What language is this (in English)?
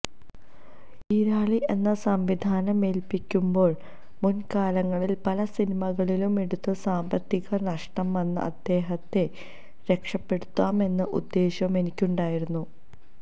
Malayalam